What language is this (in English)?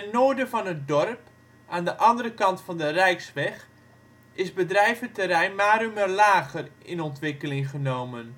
Dutch